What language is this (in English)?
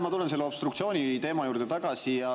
Estonian